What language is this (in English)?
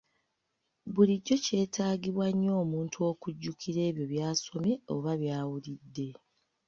Ganda